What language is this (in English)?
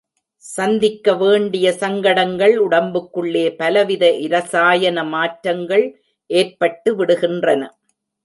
Tamil